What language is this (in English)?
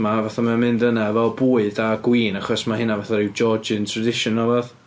Welsh